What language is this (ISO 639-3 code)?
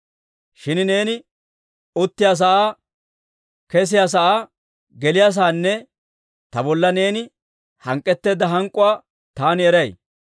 dwr